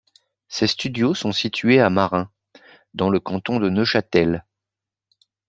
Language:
French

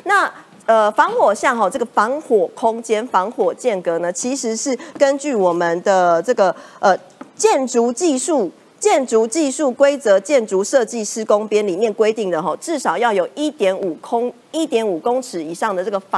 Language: Chinese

